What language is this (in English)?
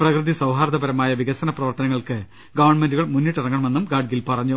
Malayalam